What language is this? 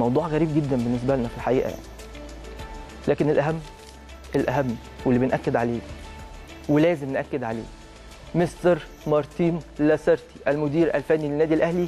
Arabic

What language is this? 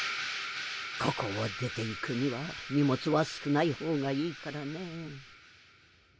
Japanese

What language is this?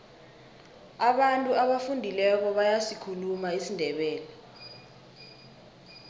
South Ndebele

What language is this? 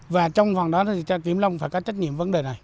Vietnamese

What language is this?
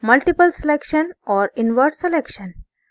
Hindi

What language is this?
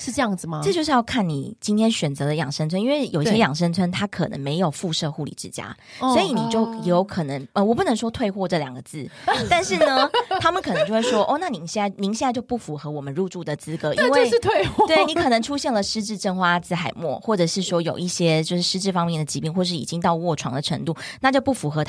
Chinese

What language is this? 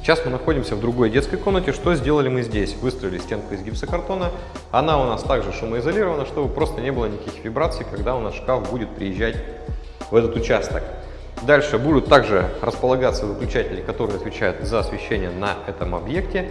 Russian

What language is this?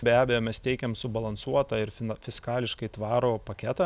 Lithuanian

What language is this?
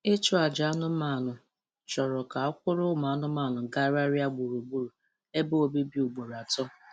Igbo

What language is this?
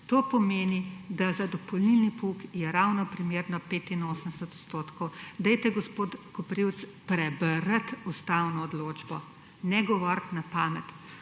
Slovenian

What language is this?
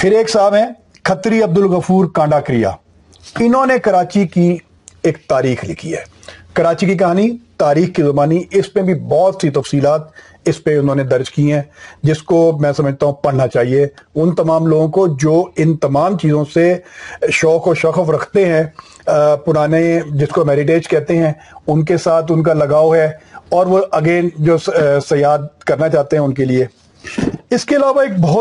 Urdu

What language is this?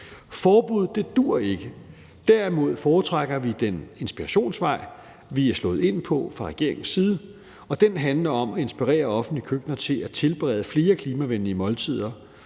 Danish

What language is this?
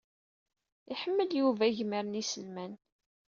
Kabyle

